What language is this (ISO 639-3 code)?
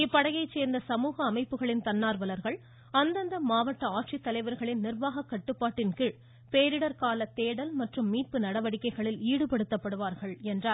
tam